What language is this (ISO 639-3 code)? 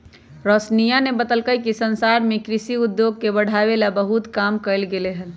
mag